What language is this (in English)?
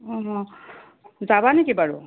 Assamese